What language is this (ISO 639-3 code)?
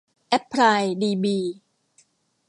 tha